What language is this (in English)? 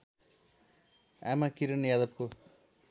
Nepali